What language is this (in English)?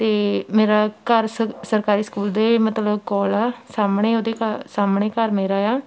Punjabi